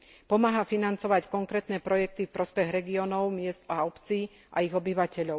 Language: Slovak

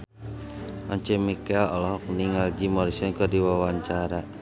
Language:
Sundanese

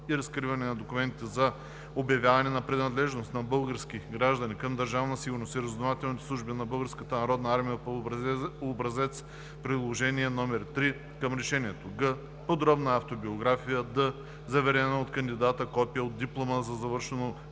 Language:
Bulgarian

